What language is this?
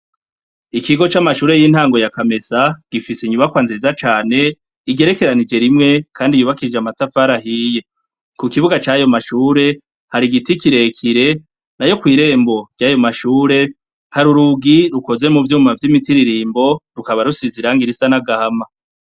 Rundi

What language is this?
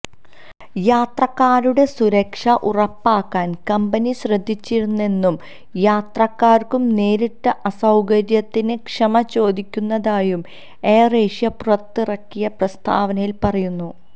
Malayalam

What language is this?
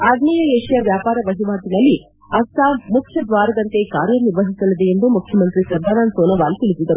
Kannada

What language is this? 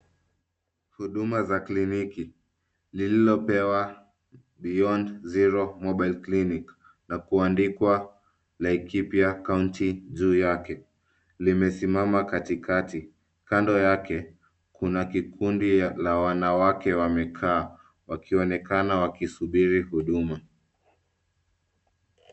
Swahili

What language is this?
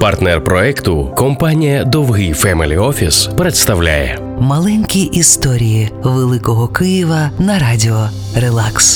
Ukrainian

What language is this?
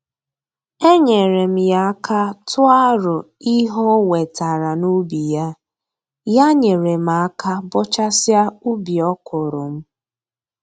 Igbo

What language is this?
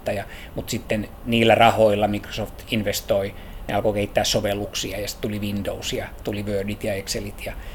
Finnish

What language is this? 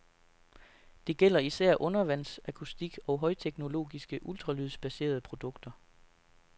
Danish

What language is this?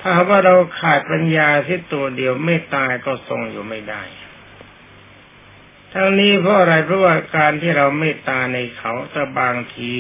Thai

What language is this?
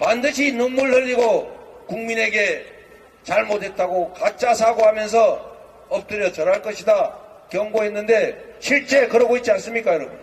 Korean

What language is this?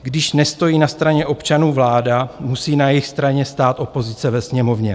Czech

